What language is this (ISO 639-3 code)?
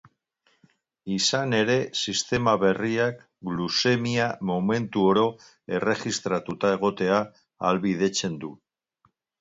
eus